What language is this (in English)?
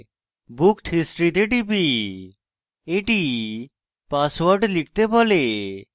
Bangla